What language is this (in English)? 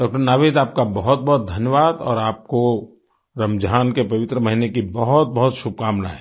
Hindi